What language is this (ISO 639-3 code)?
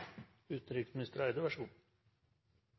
nno